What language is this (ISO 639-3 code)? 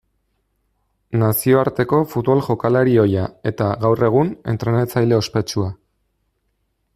eus